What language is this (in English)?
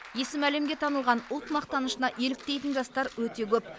Kazakh